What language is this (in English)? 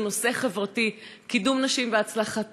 Hebrew